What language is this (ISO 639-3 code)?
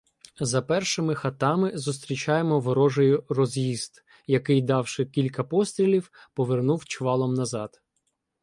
ukr